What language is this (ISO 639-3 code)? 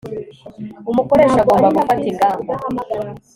kin